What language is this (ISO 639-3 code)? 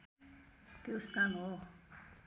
nep